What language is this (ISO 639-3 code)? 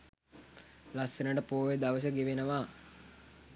sin